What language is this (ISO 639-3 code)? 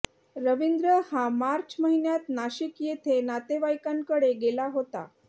mar